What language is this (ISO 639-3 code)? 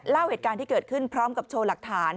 tha